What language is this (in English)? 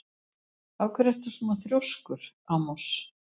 Icelandic